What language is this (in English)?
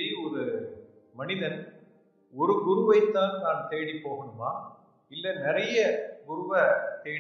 Arabic